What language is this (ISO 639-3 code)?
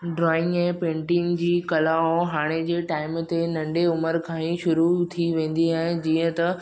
snd